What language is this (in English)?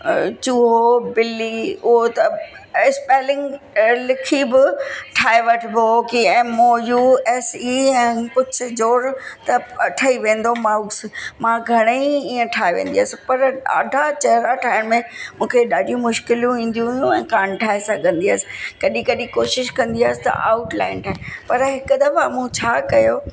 Sindhi